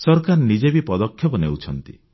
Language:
Odia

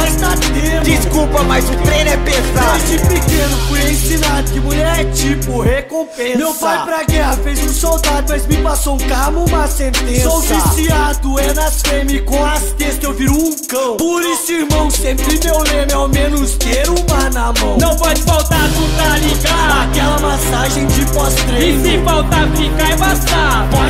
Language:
Portuguese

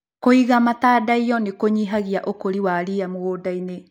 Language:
Kikuyu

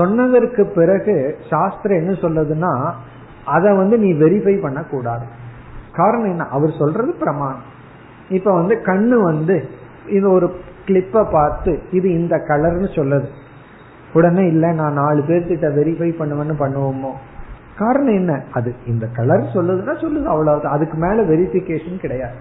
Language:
Tamil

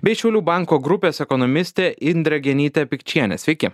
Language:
Lithuanian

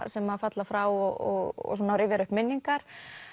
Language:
Icelandic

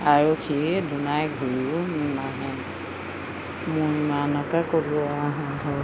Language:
Assamese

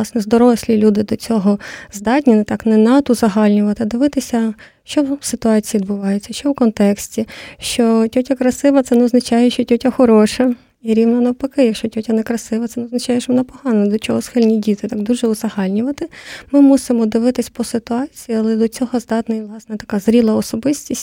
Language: Ukrainian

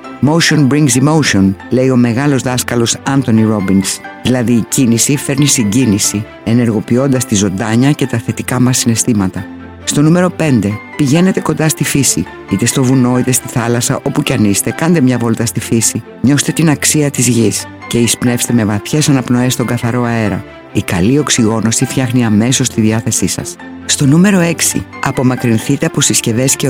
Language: Greek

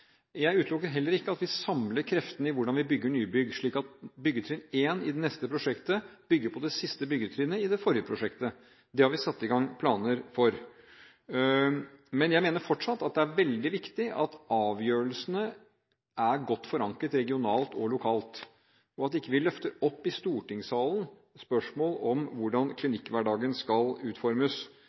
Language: Norwegian Bokmål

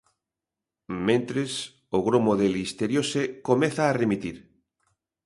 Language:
Galician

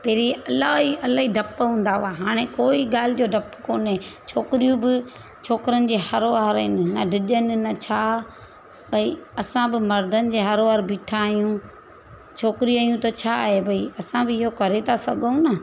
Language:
Sindhi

